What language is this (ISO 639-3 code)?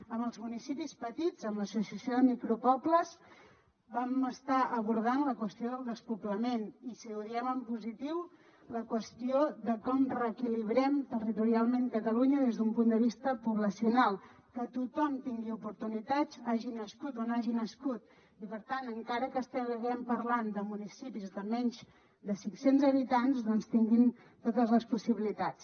cat